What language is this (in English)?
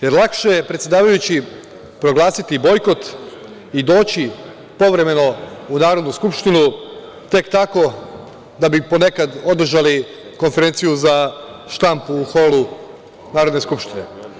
Serbian